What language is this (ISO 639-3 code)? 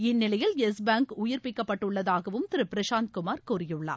tam